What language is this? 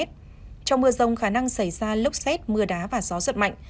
Vietnamese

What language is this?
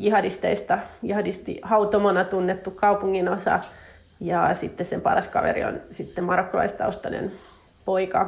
Finnish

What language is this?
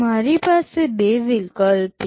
Gujarati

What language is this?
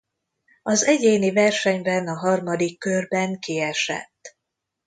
Hungarian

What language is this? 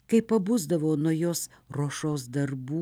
Lithuanian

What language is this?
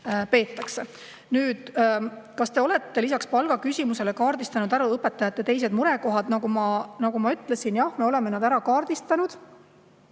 Estonian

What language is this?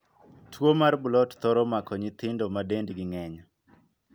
Luo (Kenya and Tanzania)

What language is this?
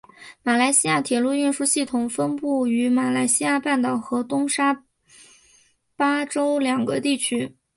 Chinese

